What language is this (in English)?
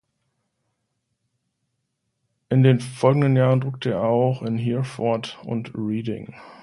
German